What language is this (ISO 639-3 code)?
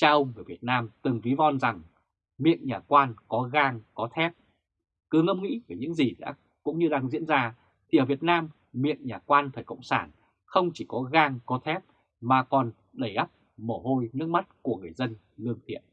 vie